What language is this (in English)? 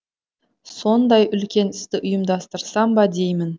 Kazakh